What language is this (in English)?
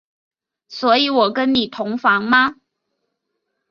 Chinese